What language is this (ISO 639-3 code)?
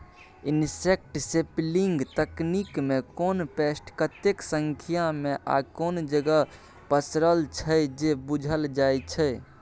mai